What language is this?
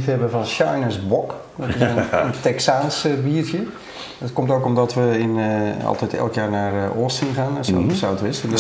Dutch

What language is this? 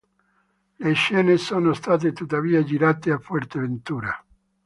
Italian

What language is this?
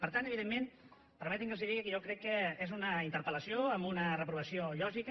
Catalan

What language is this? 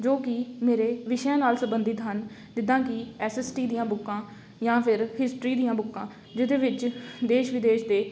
Punjabi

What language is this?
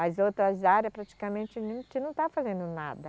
Portuguese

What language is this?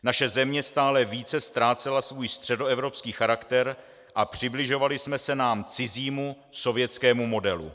Czech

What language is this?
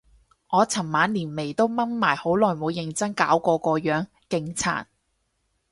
Cantonese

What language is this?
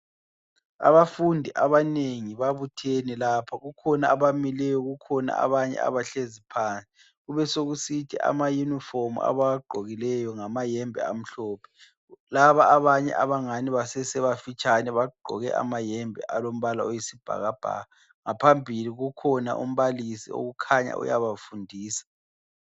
North Ndebele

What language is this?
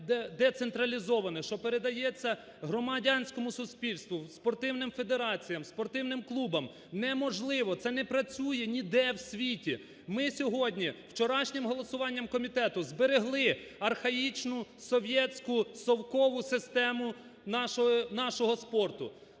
Ukrainian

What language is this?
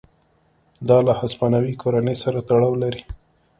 Pashto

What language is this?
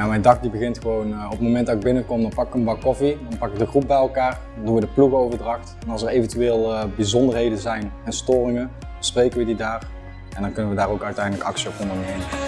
Dutch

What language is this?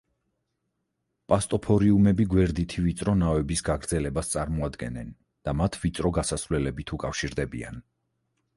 Georgian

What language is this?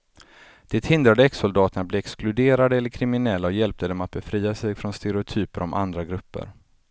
Swedish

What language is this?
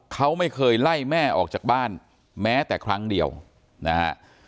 Thai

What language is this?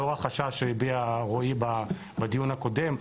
Hebrew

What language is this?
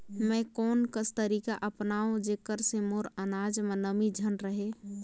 Chhattisgarhi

